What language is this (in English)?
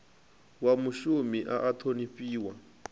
Venda